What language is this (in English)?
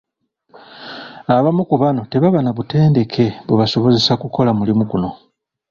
Ganda